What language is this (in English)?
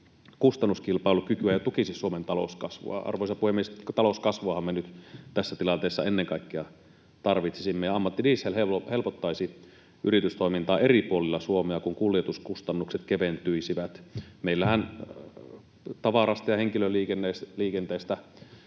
Finnish